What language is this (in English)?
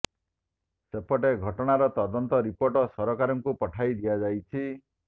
Odia